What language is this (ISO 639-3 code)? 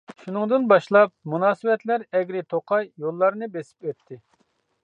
uig